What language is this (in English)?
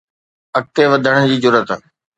Sindhi